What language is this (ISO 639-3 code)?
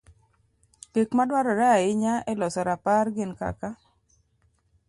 luo